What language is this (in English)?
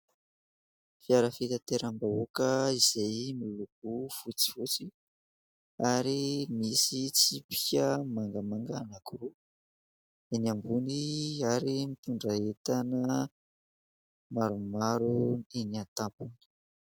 Malagasy